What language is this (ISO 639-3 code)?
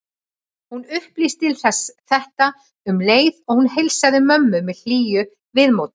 isl